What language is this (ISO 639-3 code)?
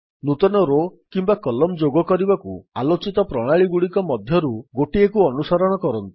ori